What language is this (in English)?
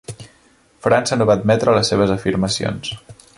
Catalan